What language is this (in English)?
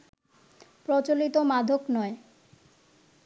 Bangla